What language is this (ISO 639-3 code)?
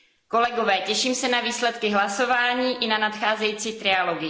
ces